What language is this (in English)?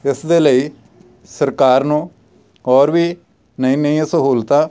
Punjabi